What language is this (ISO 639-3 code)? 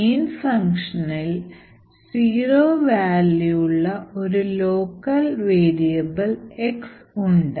mal